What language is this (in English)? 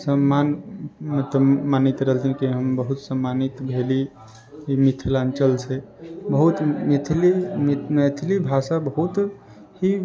Maithili